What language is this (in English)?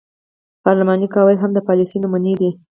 Pashto